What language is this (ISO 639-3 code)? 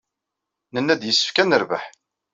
kab